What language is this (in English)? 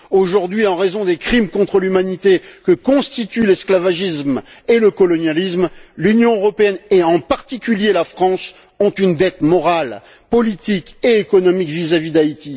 French